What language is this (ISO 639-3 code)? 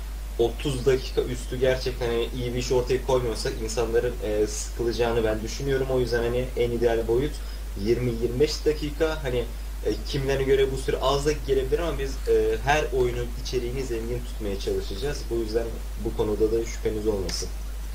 tur